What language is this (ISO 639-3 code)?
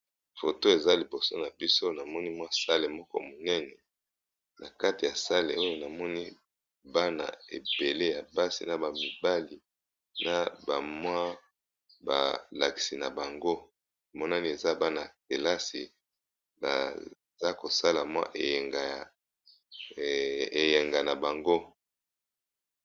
lin